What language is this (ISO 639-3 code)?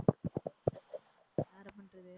tam